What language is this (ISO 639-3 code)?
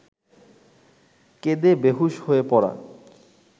ben